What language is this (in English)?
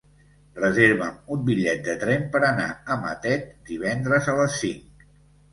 Catalan